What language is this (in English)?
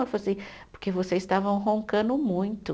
Portuguese